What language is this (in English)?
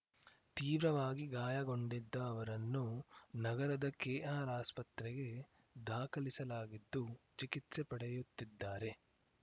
Kannada